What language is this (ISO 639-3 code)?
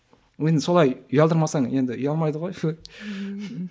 kaz